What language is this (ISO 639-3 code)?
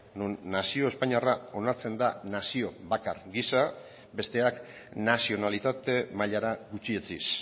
eus